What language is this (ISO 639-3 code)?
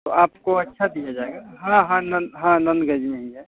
hin